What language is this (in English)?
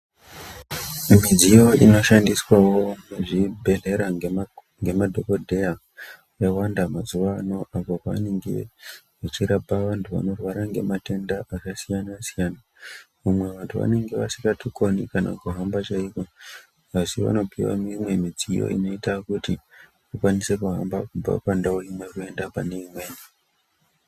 Ndau